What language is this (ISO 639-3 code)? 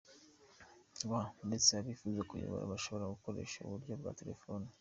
kin